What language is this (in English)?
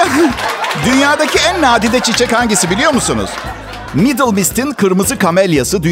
Turkish